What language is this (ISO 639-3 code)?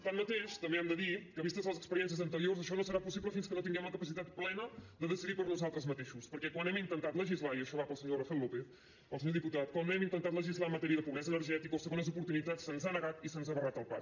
cat